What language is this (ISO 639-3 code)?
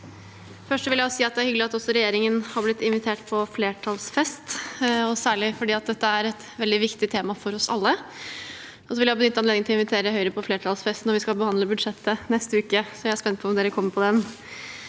nor